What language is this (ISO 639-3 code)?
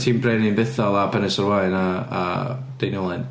cym